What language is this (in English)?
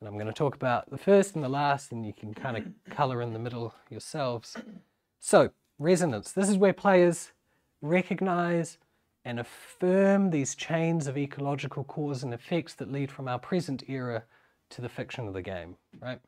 English